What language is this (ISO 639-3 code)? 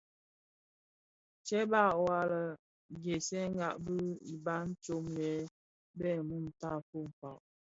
ksf